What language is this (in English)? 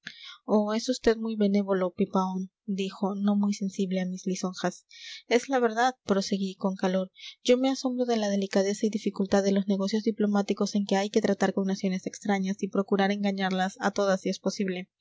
Spanish